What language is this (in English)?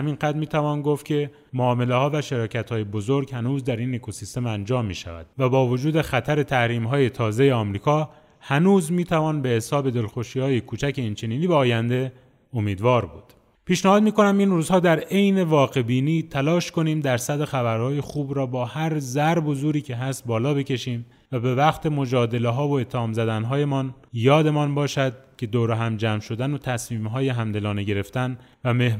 Persian